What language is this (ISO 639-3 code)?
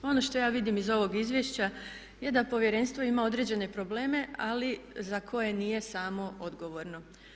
hrv